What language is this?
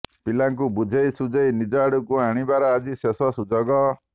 Odia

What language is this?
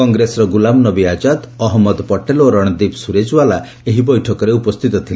Odia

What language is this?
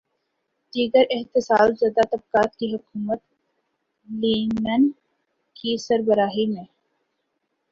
Urdu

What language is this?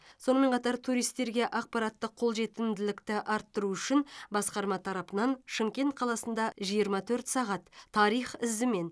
Kazakh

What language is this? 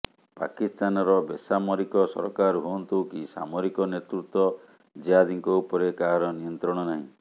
Odia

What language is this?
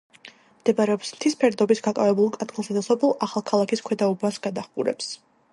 Georgian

